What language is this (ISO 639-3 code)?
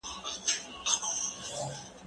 pus